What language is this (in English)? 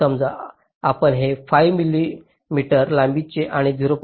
Marathi